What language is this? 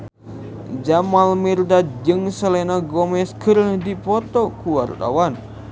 Sundanese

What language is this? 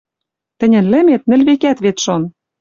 Western Mari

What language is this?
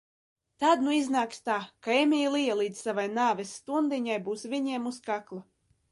Latvian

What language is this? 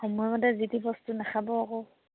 Assamese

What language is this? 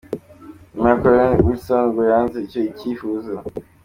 Kinyarwanda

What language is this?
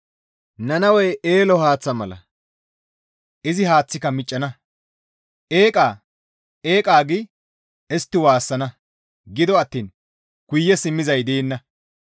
Gamo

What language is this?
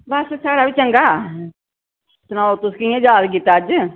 Dogri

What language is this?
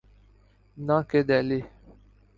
Urdu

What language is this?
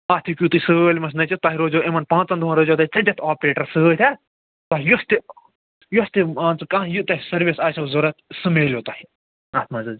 Kashmiri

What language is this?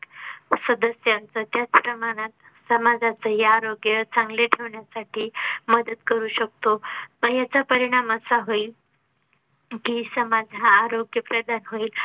Marathi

